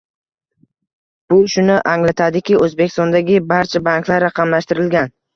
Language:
Uzbek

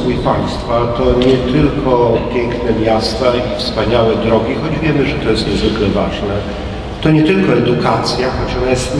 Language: Polish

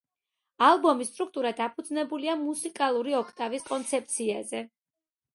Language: Georgian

